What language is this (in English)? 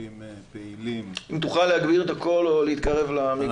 Hebrew